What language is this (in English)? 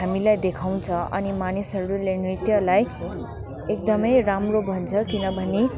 Nepali